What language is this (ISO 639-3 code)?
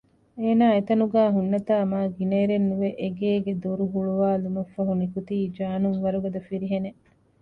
div